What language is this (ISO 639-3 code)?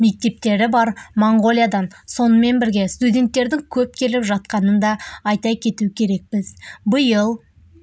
kaz